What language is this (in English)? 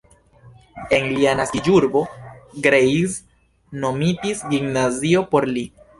Esperanto